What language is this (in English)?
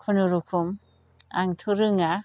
Bodo